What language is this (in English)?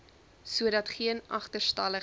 Afrikaans